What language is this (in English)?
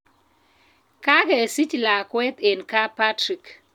Kalenjin